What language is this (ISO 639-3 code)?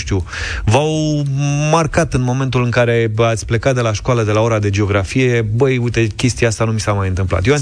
ron